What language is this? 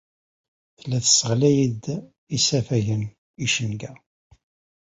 Kabyle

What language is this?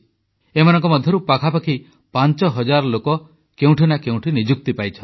Odia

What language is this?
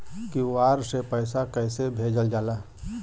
Bhojpuri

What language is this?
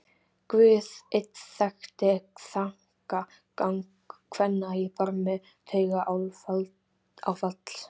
Icelandic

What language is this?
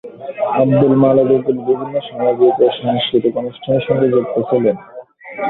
Bangla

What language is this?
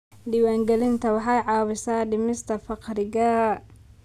Somali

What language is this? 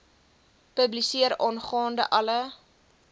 Afrikaans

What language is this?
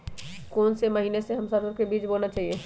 Magahi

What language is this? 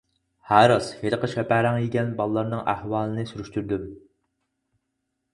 Uyghur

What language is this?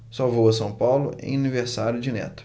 Portuguese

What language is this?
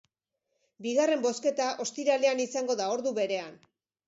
Basque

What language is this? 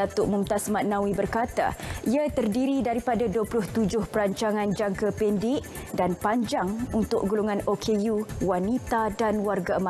Malay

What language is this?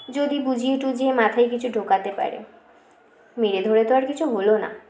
Bangla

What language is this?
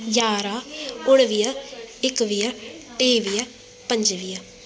Sindhi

